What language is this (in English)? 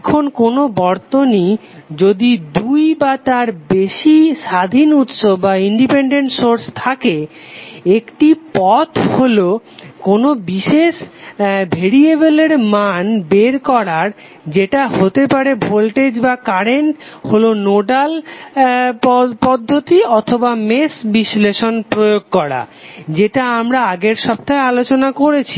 Bangla